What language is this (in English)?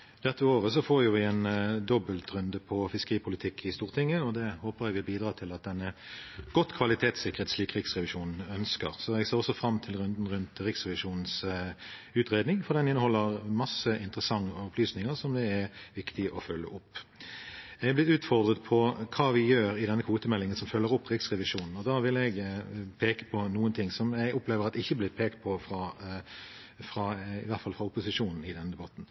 Norwegian Bokmål